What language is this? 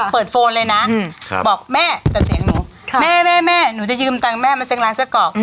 Thai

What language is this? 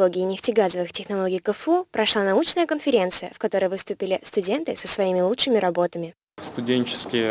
Russian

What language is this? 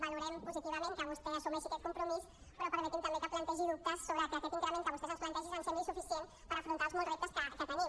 Catalan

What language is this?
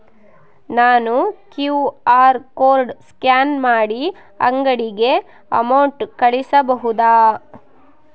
Kannada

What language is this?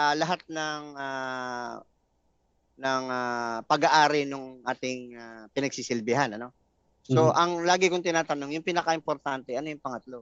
Filipino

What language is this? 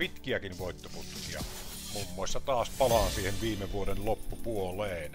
Finnish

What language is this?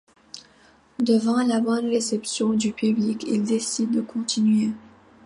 French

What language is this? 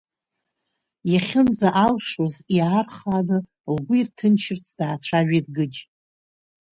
Abkhazian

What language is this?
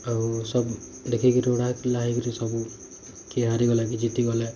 Odia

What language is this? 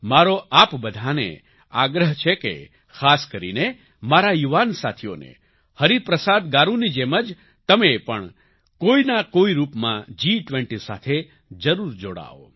Gujarati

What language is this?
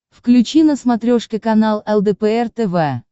Russian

